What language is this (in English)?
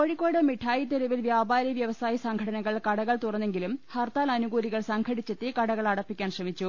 Malayalam